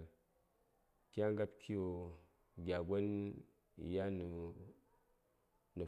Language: Saya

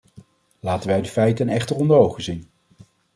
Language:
Dutch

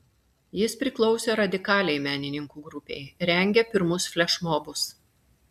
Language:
Lithuanian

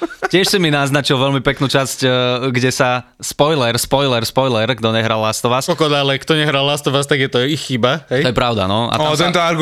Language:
Slovak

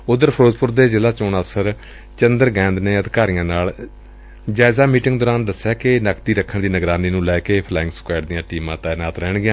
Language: Punjabi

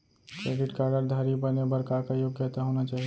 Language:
Chhattisgarhi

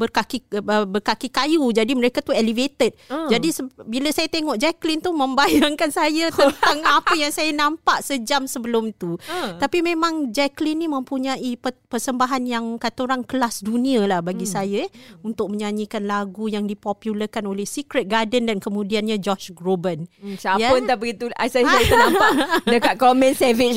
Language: Malay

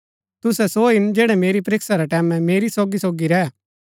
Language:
Gaddi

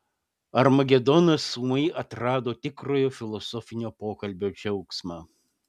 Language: Lithuanian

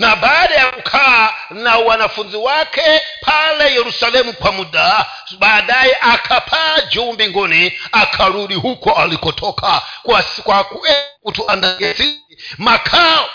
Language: Swahili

